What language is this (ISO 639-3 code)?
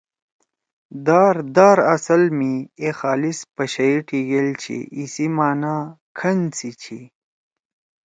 trw